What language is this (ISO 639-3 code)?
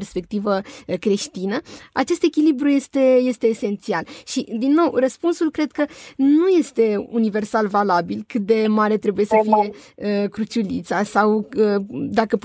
ron